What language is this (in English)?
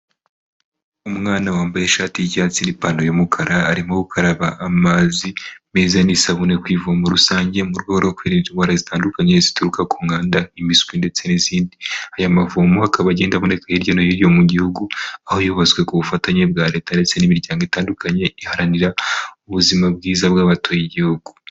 Kinyarwanda